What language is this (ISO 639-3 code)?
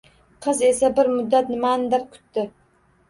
uzb